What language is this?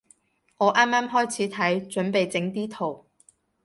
Cantonese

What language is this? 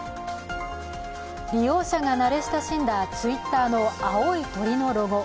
Japanese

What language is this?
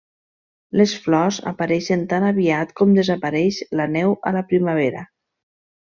Catalan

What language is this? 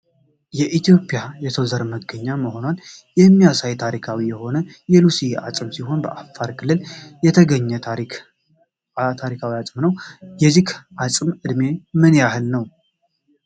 Amharic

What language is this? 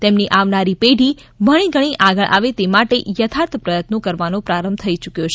Gujarati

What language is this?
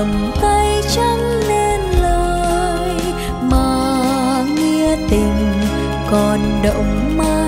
Vietnamese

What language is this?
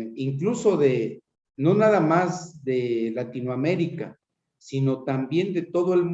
Spanish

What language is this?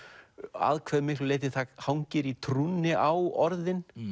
Icelandic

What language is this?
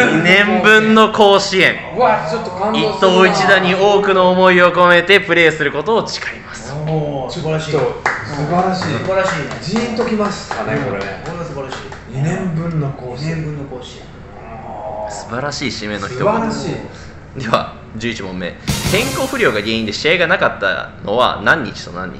Japanese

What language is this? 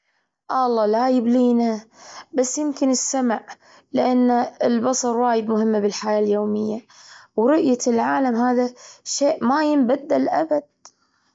Gulf Arabic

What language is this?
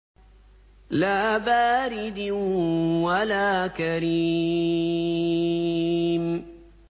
Arabic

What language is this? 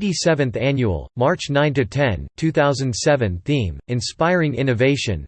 English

